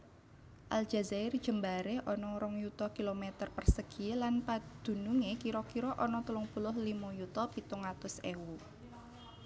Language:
Javanese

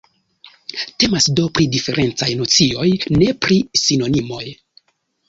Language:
Esperanto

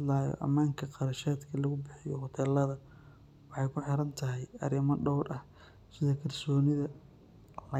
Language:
Somali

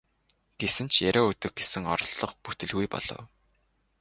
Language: Mongolian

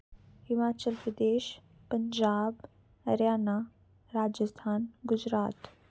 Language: Dogri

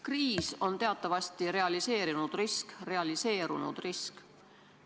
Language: Estonian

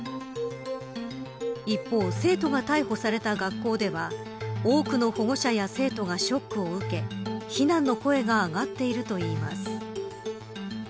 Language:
Japanese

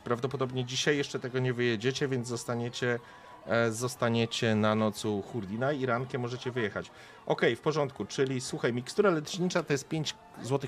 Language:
Polish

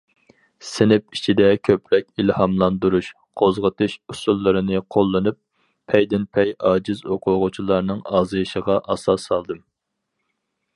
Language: Uyghur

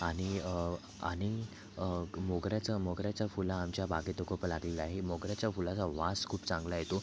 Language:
Marathi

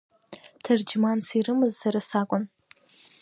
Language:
Abkhazian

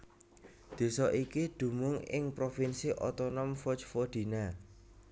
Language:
Javanese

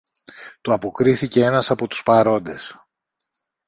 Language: Greek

